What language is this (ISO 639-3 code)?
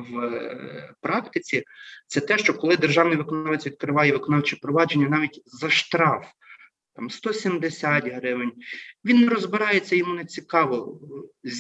ukr